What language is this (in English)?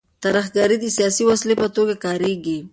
Pashto